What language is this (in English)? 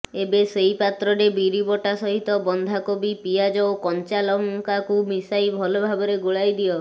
Odia